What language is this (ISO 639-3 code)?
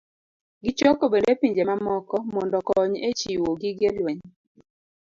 luo